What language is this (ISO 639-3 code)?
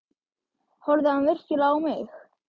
isl